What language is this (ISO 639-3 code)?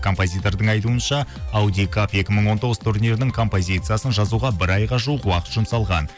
kaz